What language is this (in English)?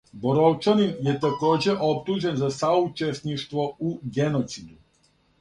Serbian